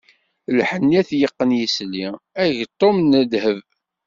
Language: Kabyle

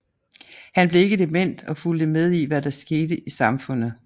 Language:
Danish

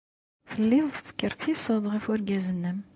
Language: Kabyle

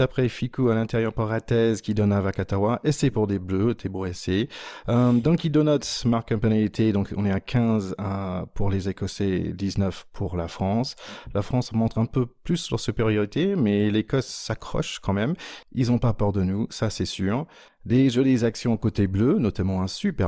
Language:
French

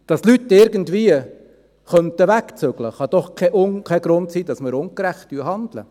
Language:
Swiss German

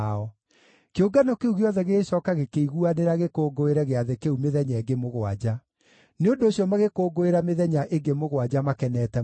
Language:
Kikuyu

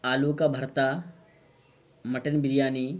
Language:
Urdu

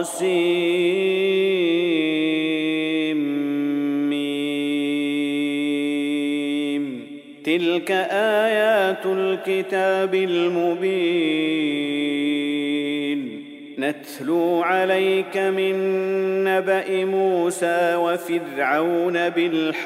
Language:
Arabic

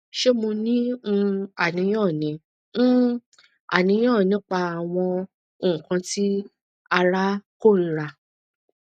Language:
Yoruba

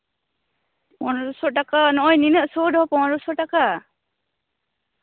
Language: Santali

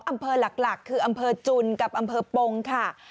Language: Thai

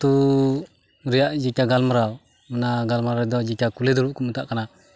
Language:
Santali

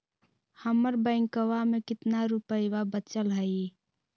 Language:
Magahi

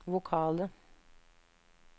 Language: Norwegian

